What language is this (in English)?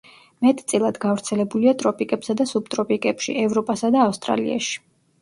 Georgian